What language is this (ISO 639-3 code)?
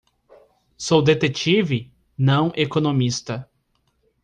por